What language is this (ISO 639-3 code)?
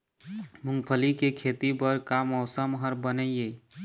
hne